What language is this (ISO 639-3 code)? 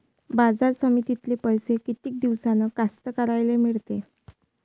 mar